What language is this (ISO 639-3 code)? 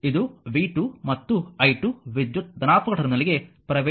kan